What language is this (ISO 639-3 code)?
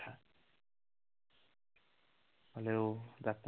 asm